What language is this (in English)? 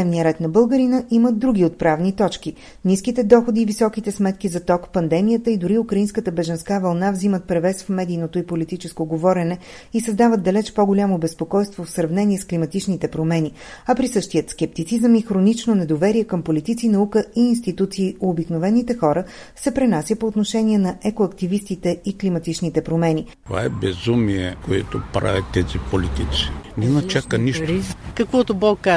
Bulgarian